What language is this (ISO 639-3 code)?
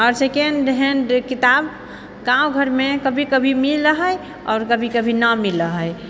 mai